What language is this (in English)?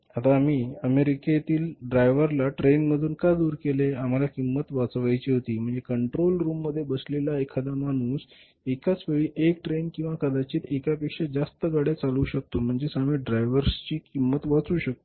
Marathi